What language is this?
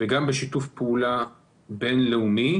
Hebrew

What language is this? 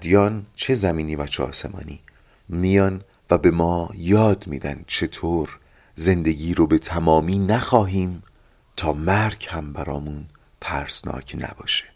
Persian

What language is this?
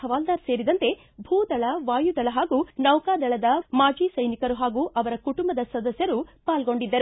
Kannada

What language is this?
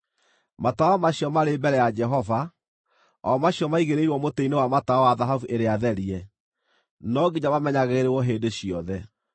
Kikuyu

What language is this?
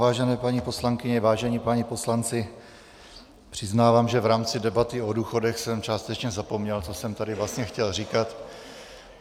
Czech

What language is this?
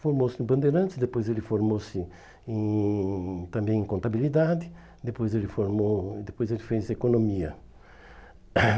Portuguese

